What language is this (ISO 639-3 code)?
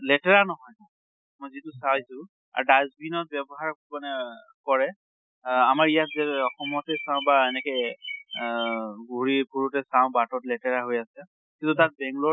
asm